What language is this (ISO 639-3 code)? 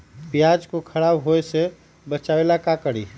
mag